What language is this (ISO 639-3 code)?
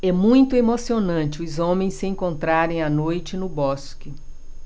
por